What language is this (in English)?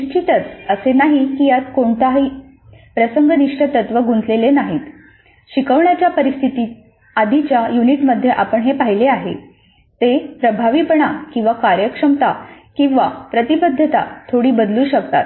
Marathi